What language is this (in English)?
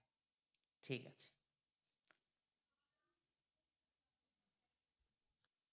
Bangla